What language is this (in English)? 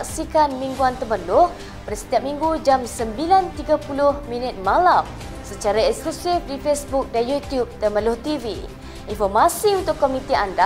Malay